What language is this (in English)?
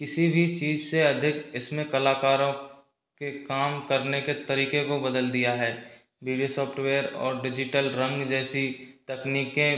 Hindi